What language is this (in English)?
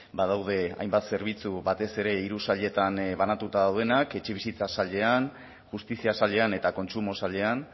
Basque